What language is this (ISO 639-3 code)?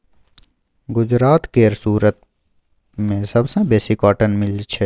mai